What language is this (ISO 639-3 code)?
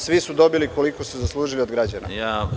srp